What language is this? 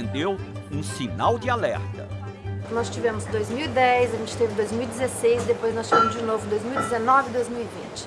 Portuguese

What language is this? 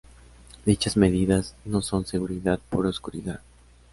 Spanish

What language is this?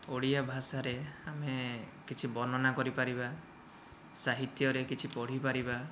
Odia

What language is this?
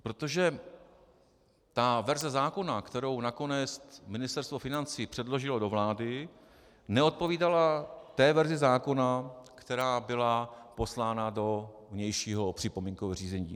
Czech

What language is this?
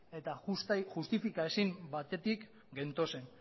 Basque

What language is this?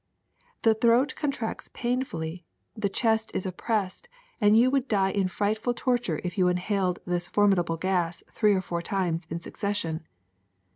English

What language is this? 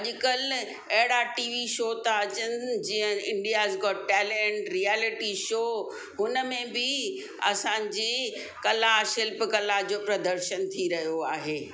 Sindhi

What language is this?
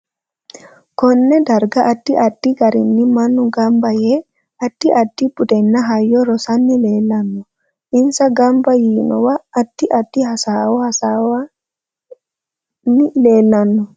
Sidamo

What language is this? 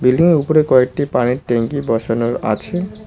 Bangla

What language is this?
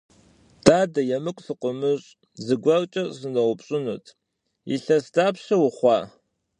Kabardian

